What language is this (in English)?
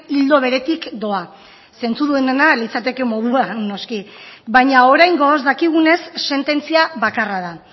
Basque